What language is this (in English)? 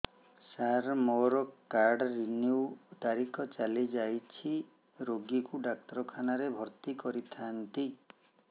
Odia